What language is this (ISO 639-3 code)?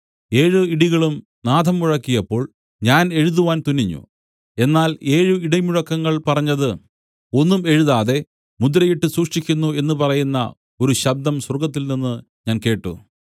mal